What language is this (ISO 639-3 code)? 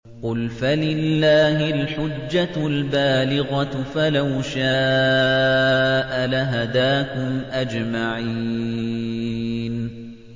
ara